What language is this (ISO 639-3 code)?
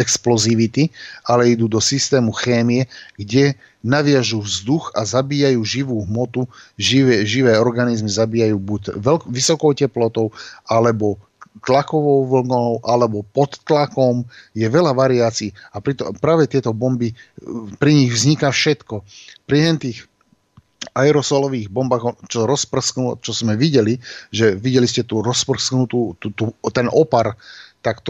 slk